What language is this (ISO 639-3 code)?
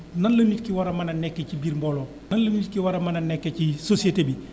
wol